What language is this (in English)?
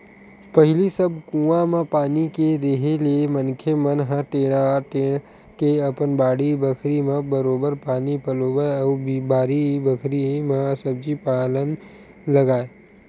Chhattisgarhi